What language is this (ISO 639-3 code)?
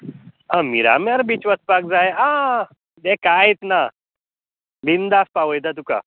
kok